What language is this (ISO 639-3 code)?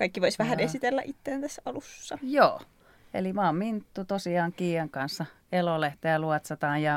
fin